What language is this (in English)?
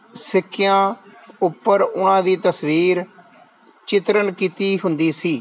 Punjabi